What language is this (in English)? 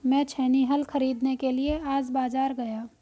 Hindi